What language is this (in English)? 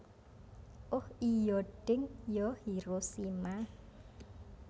Javanese